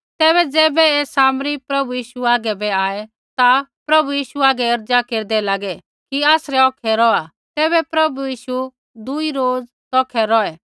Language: Kullu Pahari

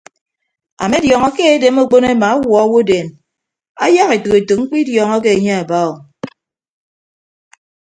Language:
Ibibio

